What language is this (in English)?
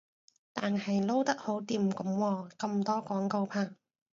Cantonese